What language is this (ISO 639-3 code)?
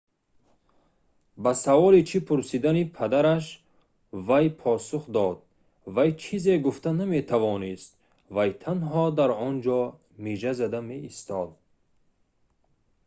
tgk